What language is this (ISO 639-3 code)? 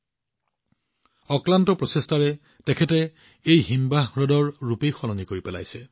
asm